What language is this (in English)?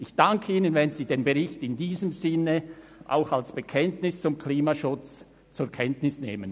Swiss German